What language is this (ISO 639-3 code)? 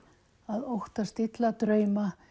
isl